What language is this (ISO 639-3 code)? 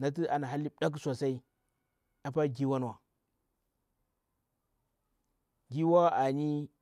bwr